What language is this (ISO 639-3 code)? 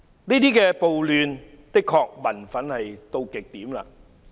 yue